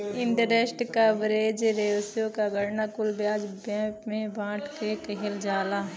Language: Bhojpuri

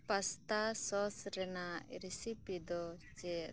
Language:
Santali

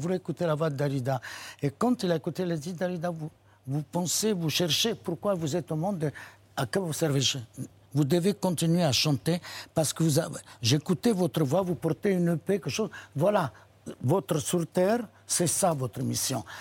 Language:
French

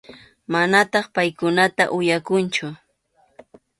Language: Arequipa-La Unión Quechua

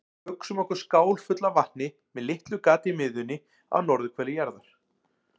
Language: Icelandic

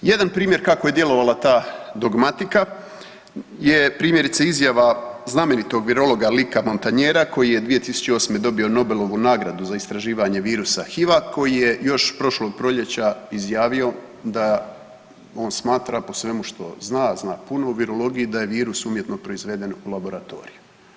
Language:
Croatian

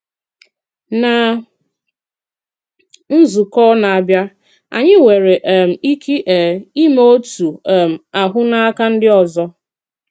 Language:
Igbo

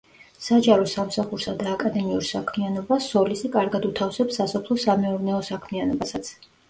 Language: Georgian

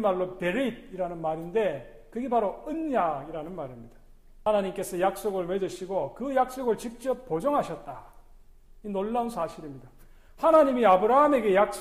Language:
Korean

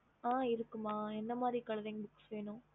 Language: Tamil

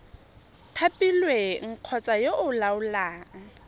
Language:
Tswana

